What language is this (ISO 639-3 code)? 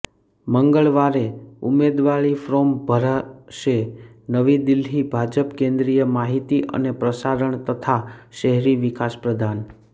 guj